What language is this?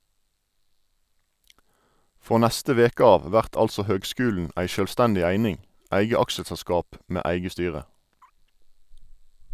Norwegian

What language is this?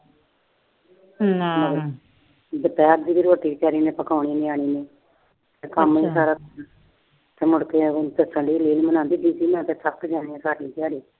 Punjabi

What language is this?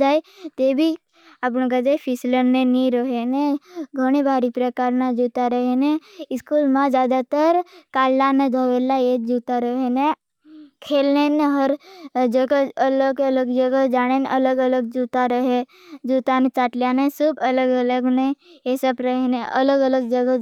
Bhili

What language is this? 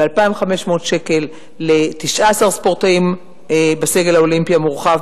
Hebrew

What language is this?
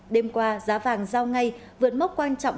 Vietnamese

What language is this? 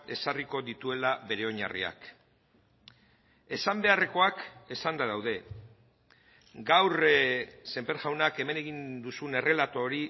Basque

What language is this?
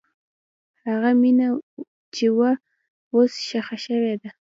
Pashto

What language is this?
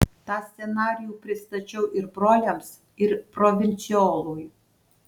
Lithuanian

